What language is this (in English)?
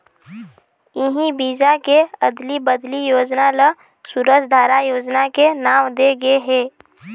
Chhattisgarhi